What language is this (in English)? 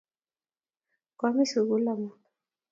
Kalenjin